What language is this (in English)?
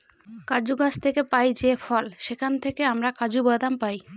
Bangla